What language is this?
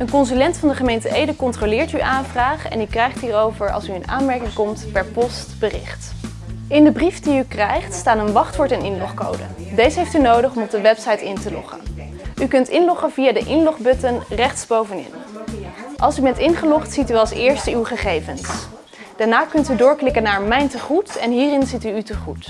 Dutch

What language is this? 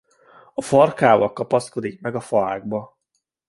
Hungarian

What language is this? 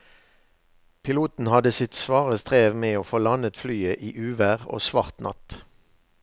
Norwegian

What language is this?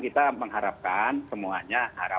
Indonesian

